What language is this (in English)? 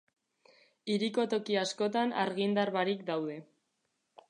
Basque